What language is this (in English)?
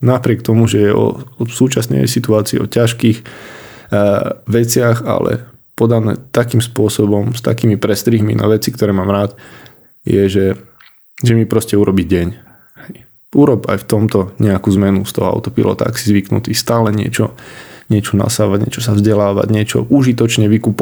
Slovak